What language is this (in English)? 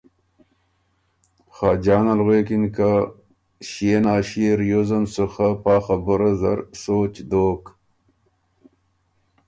Ormuri